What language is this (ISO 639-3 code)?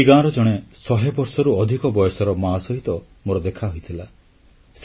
ori